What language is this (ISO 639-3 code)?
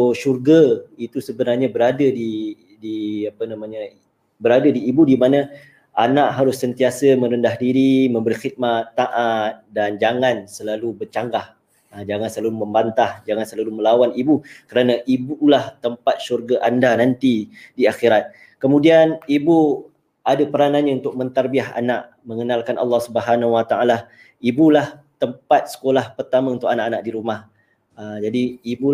msa